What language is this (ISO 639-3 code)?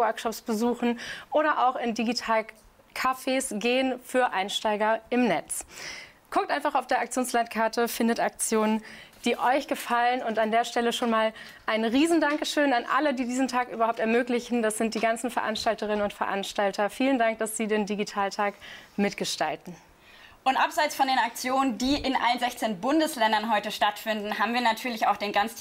deu